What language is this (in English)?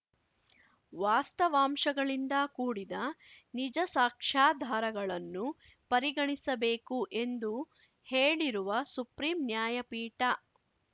Kannada